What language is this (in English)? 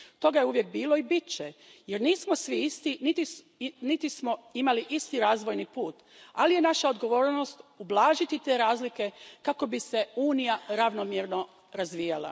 Croatian